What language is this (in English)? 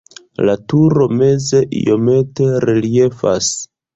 Esperanto